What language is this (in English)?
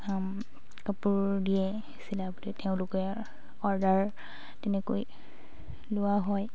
Assamese